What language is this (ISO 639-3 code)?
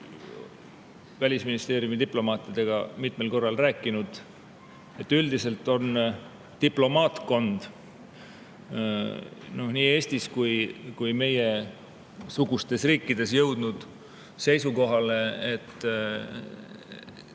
est